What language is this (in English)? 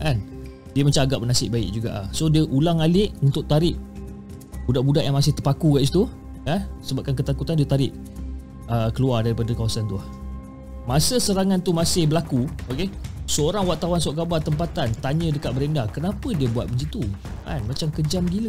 Malay